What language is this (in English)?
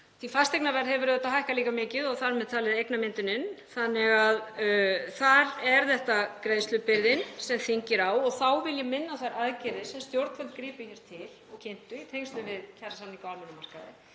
Icelandic